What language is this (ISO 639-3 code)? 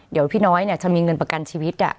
tha